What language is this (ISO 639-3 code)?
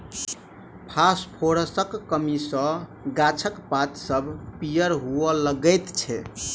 mai